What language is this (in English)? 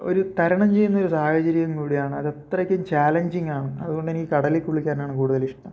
Malayalam